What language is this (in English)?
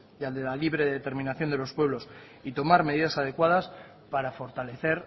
Spanish